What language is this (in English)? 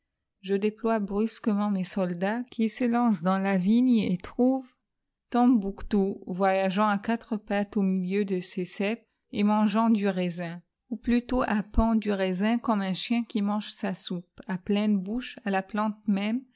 French